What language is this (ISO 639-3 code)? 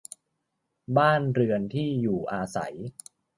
tha